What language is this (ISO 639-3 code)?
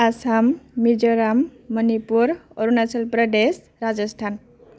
brx